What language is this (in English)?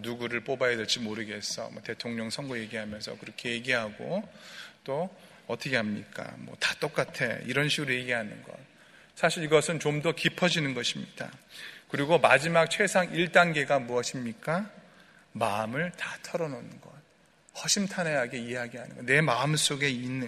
Korean